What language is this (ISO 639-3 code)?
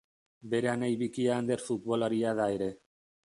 eus